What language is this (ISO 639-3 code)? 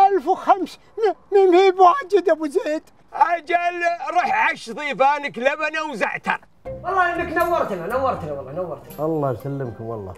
ara